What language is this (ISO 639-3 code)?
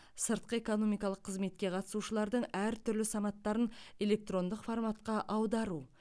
kaz